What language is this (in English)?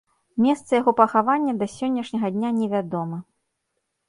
Belarusian